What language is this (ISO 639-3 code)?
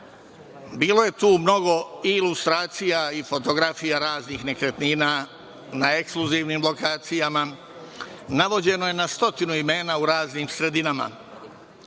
srp